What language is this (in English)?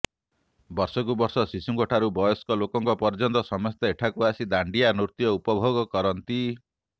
Odia